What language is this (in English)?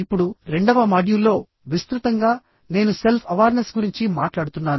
Telugu